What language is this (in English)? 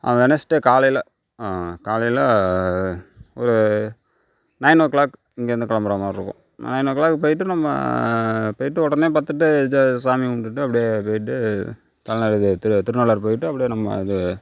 Tamil